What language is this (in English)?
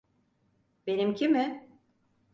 Turkish